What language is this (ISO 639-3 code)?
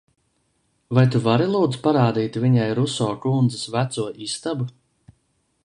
lav